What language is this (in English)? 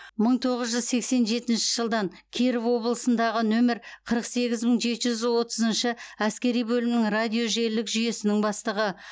Kazakh